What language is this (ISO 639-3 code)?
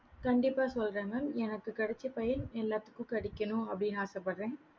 tam